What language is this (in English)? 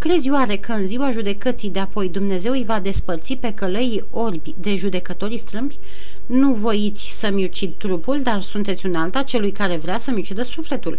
Romanian